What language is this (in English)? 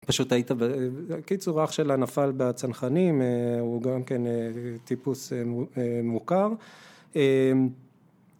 Hebrew